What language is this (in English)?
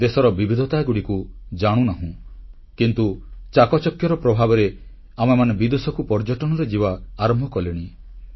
Odia